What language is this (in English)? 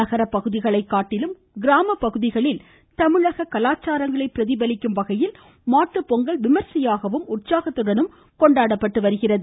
Tamil